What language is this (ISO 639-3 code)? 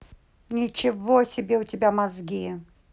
rus